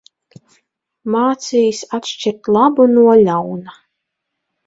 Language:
Latvian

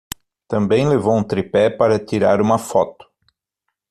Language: Portuguese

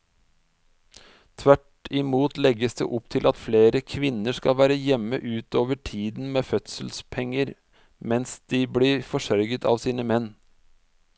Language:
Norwegian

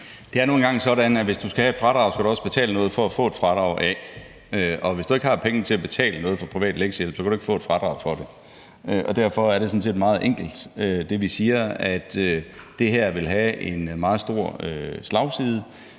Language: Danish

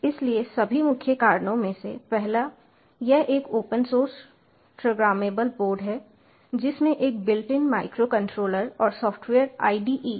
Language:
Hindi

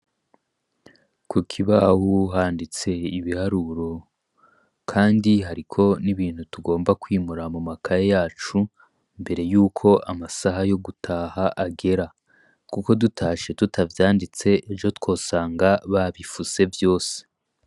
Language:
Rundi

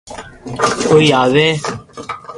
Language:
Loarki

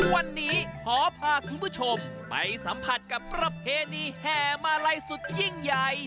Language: Thai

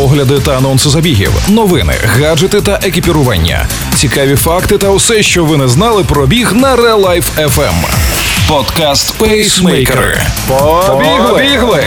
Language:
Ukrainian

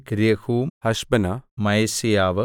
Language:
Malayalam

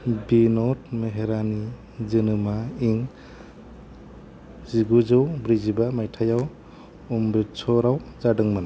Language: Bodo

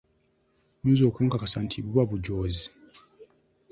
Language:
Ganda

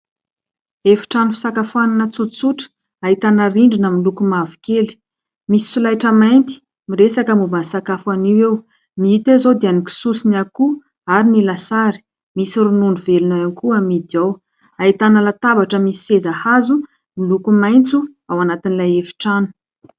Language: Malagasy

